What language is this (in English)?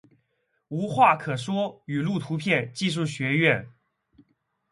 Chinese